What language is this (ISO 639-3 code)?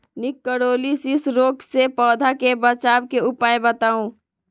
mag